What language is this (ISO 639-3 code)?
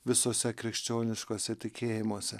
lit